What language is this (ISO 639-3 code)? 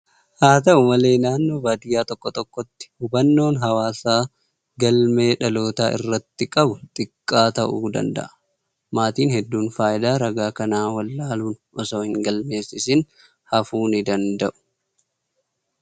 orm